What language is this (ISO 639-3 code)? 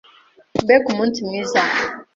kin